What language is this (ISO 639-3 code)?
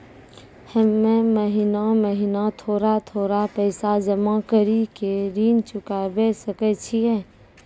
mai